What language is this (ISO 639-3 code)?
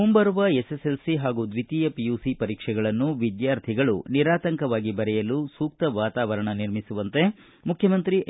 kan